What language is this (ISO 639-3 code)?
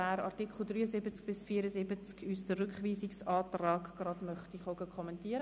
gsw